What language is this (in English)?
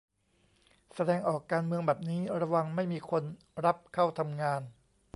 Thai